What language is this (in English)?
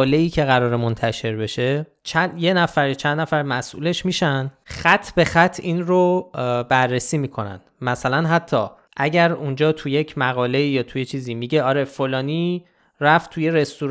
Persian